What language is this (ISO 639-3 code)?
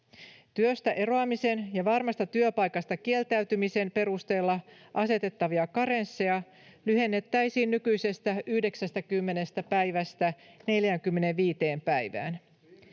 fin